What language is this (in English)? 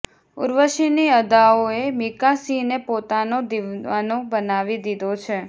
Gujarati